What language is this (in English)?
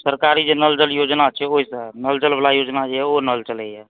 Maithili